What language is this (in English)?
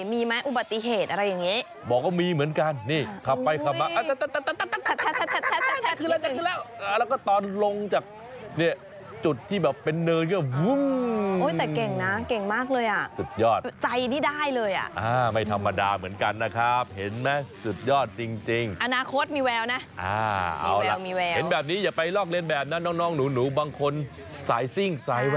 Thai